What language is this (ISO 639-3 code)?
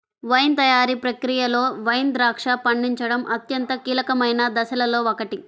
tel